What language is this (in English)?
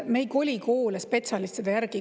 Estonian